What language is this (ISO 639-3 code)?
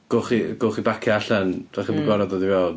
cym